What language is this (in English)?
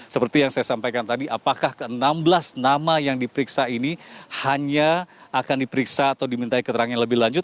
Indonesian